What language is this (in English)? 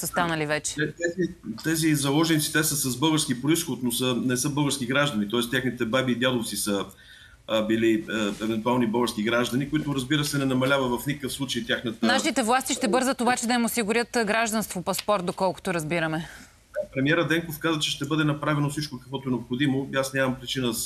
Bulgarian